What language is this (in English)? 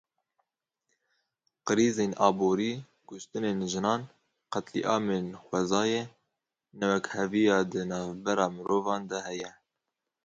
Kurdish